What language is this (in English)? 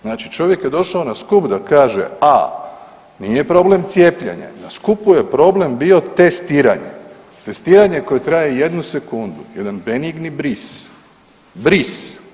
Croatian